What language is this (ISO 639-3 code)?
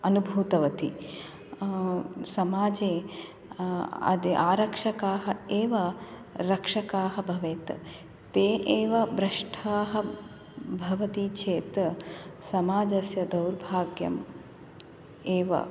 san